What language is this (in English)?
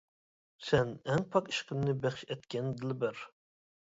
Uyghur